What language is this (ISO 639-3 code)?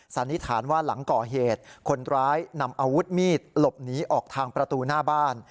tha